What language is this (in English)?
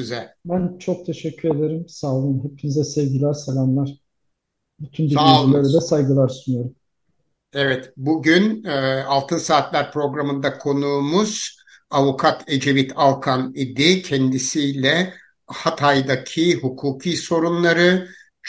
Turkish